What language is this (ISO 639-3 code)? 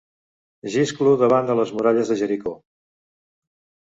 cat